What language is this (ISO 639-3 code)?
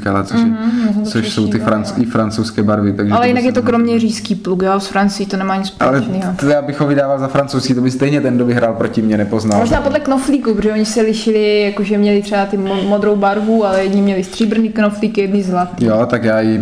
ces